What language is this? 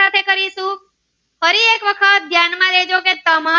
Gujarati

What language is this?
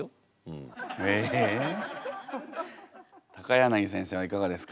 Japanese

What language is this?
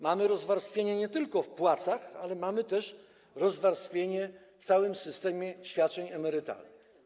Polish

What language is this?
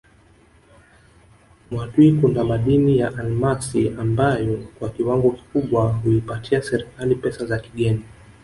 Swahili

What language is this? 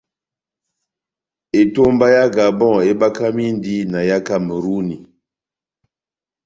Batanga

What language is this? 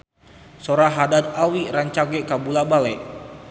Sundanese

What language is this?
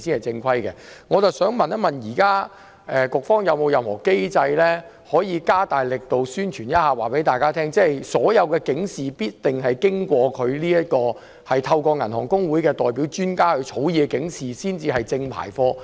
Cantonese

